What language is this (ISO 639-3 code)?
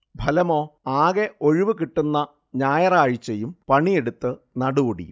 mal